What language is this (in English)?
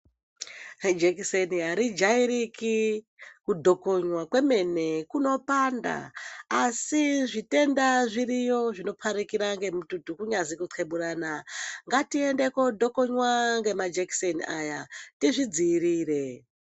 Ndau